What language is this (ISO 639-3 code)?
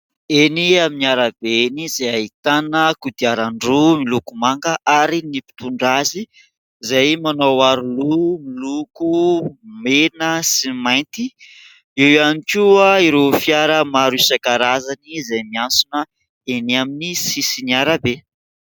mlg